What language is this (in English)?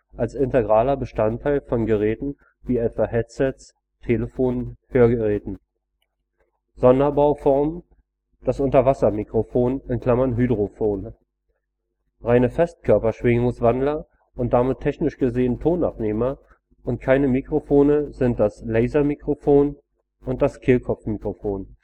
German